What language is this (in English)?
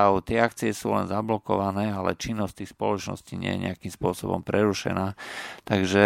Slovak